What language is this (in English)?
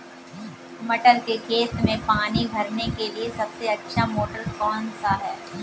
Hindi